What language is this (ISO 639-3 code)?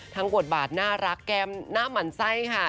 tha